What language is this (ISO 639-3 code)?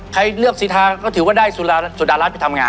tha